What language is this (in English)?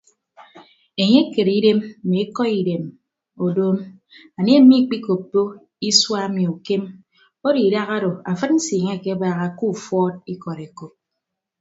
Ibibio